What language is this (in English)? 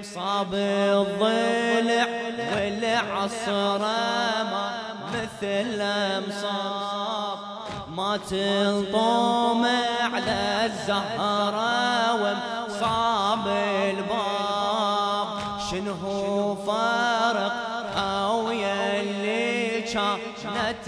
Arabic